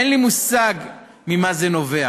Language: Hebrew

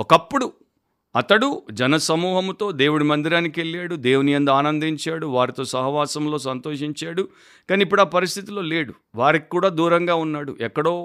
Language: Telugu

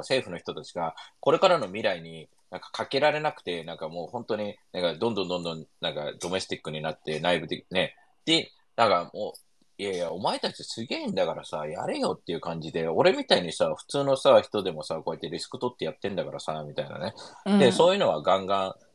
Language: Japanese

